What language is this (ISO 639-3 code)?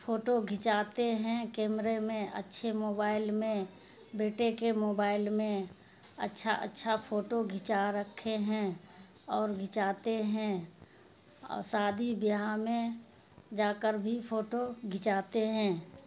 urd